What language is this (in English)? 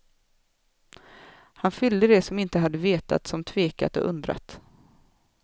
Swedish